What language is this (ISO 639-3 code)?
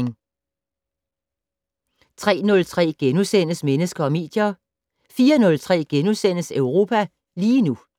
dan